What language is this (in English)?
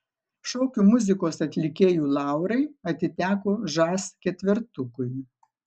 Lithuanian